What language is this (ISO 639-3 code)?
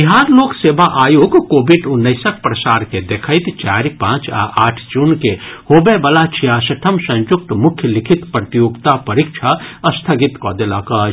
mai